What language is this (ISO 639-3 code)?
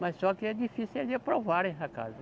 por